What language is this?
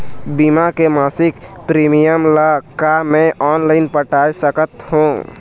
Chhattisgarhi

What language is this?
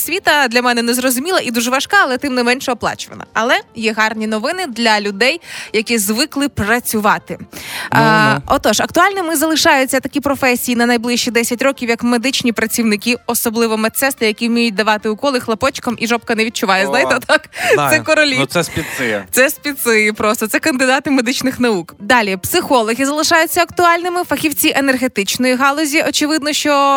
Ukrainian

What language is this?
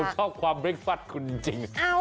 Thai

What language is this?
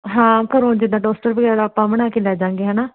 Punjabi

